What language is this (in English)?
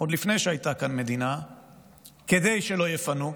Hebrew